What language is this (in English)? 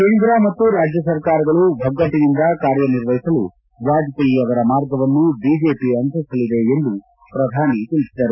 Kannada